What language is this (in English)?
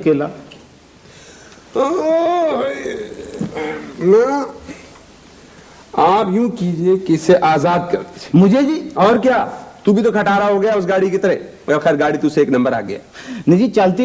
Urdu